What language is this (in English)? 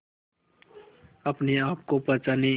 Hindi